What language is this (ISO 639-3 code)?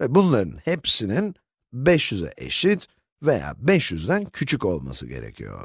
tur